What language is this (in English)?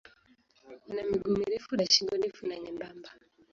Swahili